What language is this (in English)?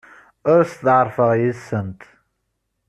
Kabyle